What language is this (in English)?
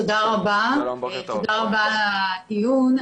Hebrew